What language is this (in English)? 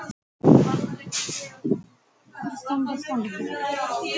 Icelandic